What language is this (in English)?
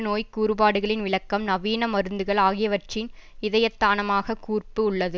Tamil